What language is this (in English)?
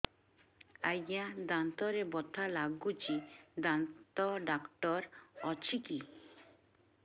Odia